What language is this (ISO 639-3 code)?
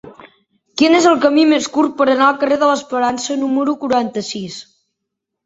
cat